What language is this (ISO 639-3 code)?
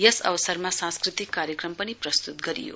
nep